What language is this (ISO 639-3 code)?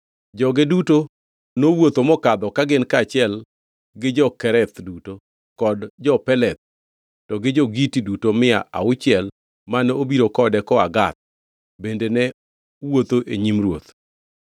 luo